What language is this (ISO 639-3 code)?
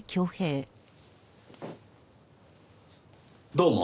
jpn